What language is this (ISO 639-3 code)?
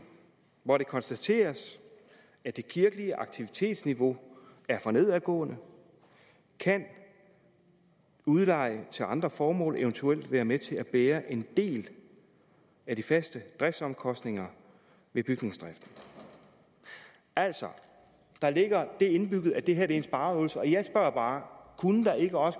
dan